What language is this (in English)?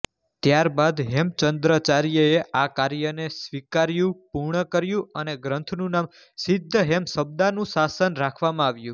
Gujarati